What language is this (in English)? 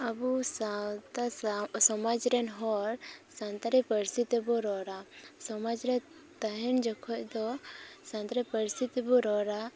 Santali